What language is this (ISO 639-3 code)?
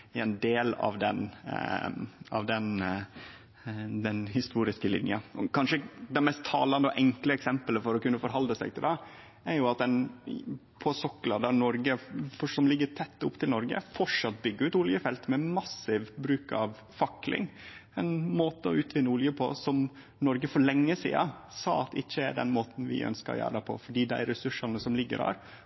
nno